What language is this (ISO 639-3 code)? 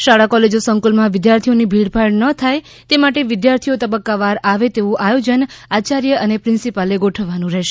guj